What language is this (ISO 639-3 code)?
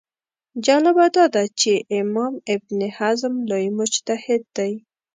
pus